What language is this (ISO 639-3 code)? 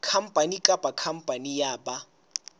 sot